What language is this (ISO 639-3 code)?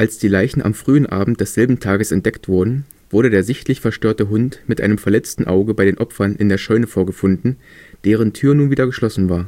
deu